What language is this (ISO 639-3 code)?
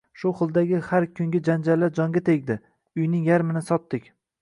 uzb